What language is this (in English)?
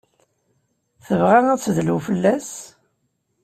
Kabyle